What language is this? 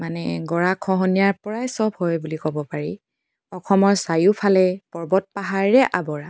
Assamese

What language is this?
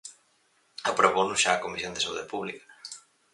Galician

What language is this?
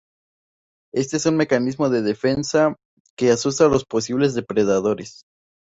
Spanish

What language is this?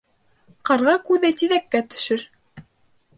Bashkir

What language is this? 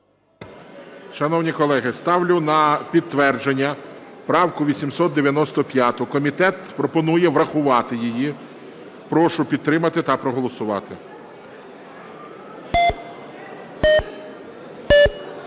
Ukrainian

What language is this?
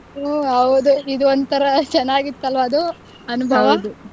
Kannada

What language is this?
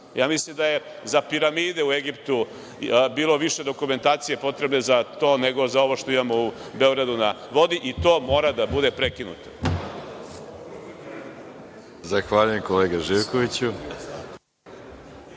Serbian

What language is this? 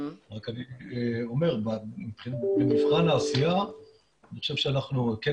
Hebrew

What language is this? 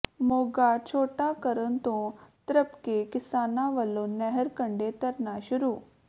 Punjabi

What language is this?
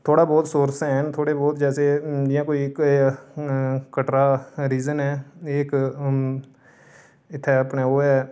Dogri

